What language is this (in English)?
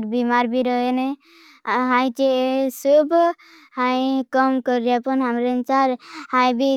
Bhili